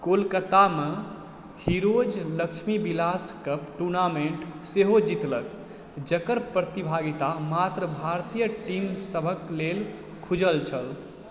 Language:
Maithili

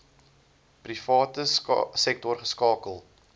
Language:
Afrikaans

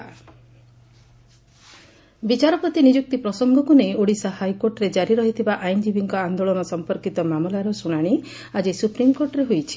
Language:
Odia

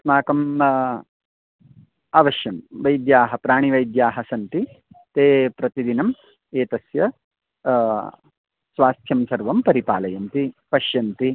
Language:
Sanskrit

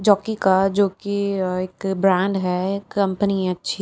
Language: Hindi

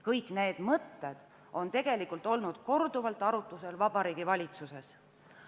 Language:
Estonian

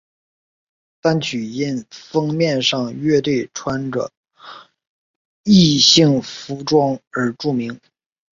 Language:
Chinese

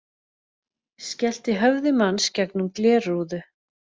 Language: Icelandic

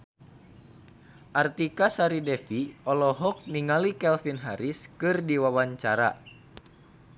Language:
Sundanese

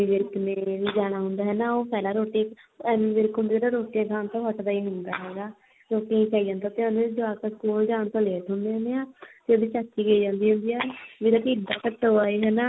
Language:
Punjabi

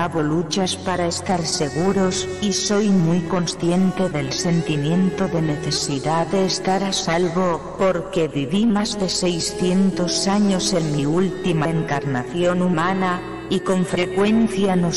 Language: Spanish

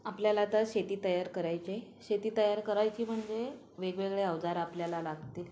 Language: Marathi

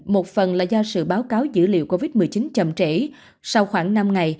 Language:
Vietnamese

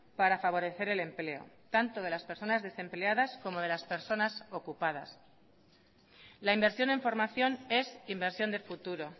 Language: Spanish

